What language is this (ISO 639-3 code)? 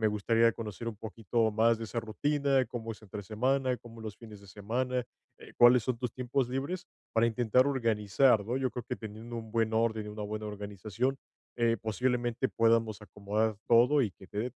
spa